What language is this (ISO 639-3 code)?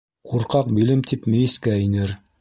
bak